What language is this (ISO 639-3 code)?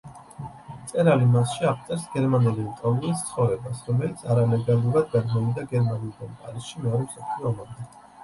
kat